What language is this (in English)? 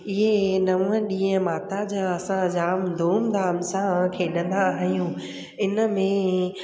Sindhi